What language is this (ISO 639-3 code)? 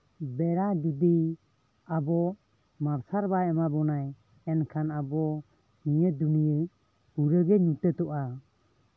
sat